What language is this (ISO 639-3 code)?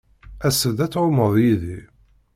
kab